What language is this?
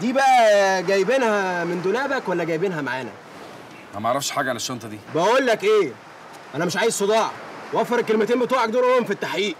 Arabic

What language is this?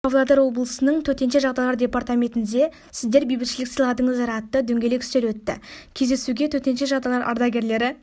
Kazakh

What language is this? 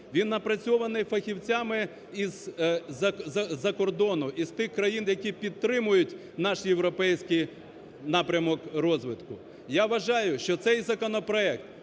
Ukrainian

